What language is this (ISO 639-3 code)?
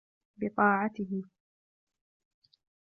ara